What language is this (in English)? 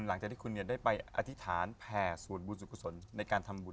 Thai